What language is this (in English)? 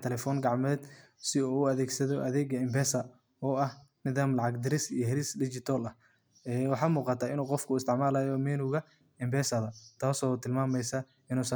Somali